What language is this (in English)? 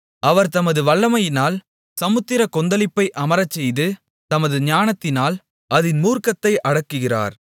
Tamil